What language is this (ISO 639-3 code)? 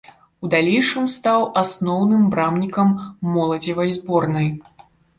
bel